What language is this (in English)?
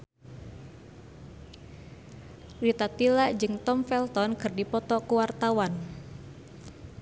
Sundanese